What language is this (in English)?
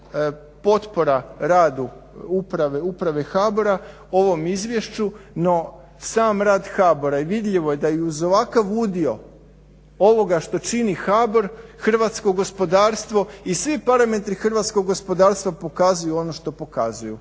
Croatian